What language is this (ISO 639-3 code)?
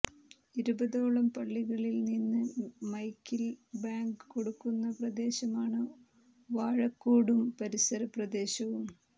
mal